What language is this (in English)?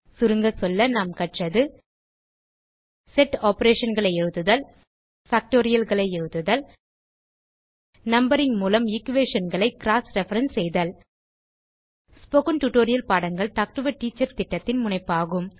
Tamil